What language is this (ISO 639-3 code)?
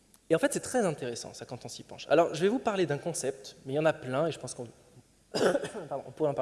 fra